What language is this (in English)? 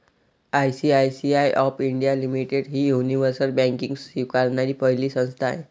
Marathi